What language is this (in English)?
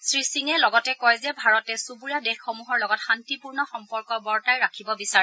Assamese